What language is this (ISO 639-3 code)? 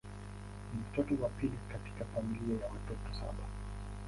swa